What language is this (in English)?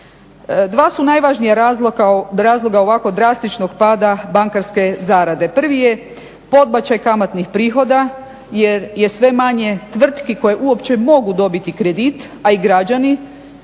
Croatian